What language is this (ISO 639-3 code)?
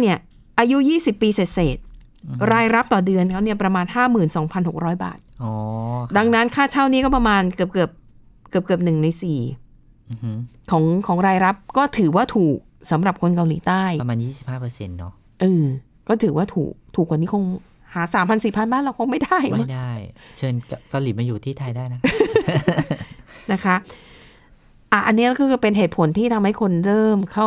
tha